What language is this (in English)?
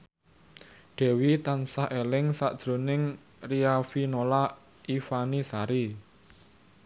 Javanese